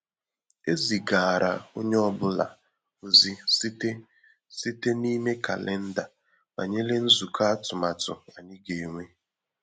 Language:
Igbo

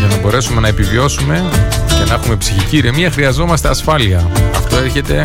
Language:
Greek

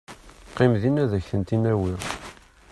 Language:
Kabyle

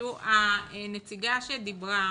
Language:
Hebrew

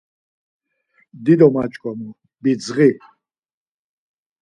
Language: Laz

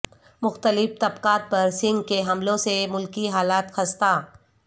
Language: Urdu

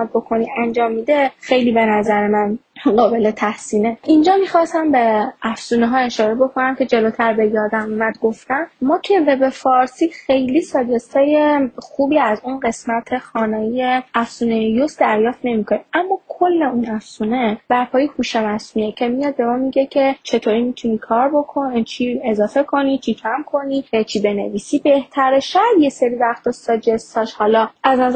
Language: Persian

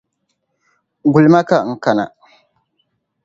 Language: Dagbani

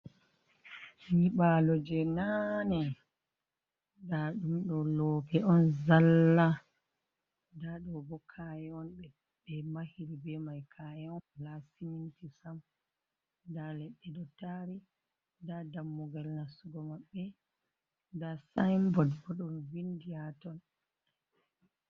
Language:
Fula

